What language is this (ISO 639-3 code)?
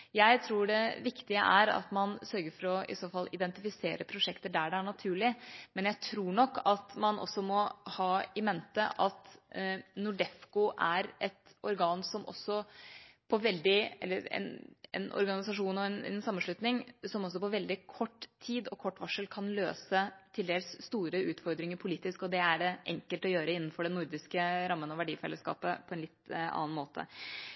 nob